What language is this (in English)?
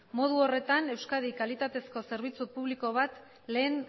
Basque